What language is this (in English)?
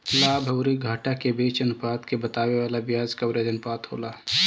Bhojpuri